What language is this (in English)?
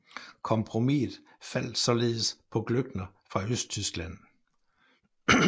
Danish